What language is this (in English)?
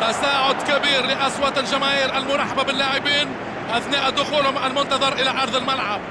Arabic